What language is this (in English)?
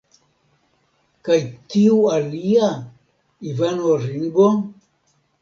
Esperanto